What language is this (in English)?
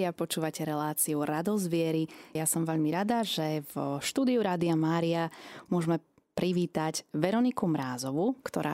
Slovak